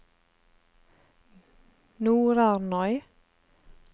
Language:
Norwegian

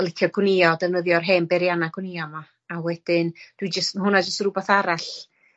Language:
Welsh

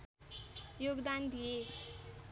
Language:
Nepali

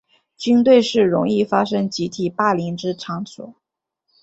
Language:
Chinese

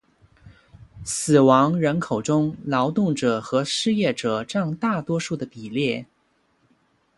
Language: Chinese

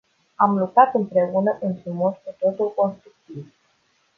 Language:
Romanian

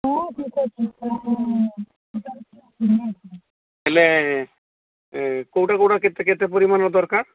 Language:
Odia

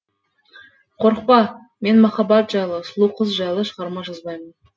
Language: Kazakh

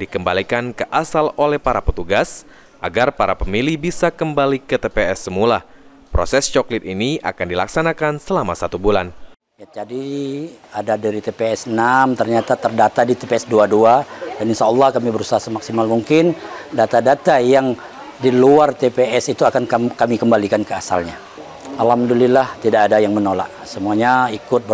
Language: Indonesian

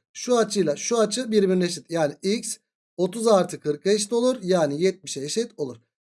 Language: Turkish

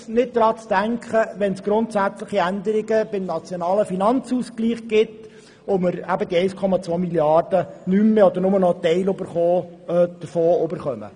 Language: Swiss German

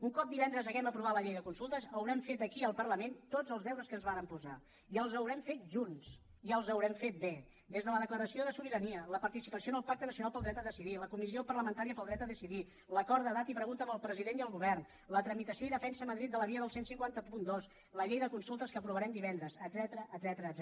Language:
Catalan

